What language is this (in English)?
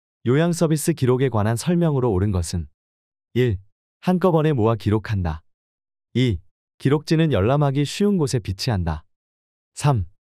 Korean